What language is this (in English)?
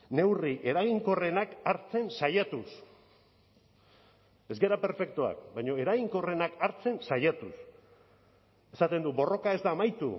Basque